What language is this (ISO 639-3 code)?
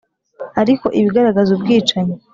kin